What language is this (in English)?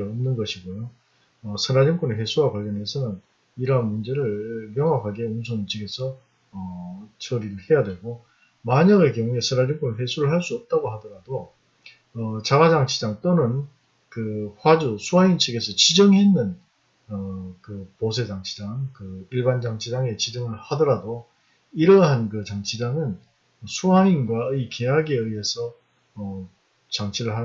Korean